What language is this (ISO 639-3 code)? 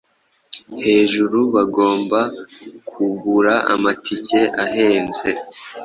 kin